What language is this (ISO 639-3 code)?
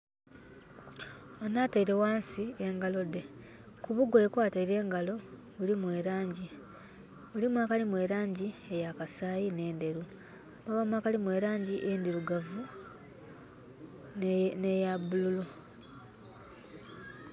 xog